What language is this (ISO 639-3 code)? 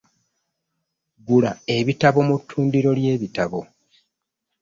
lug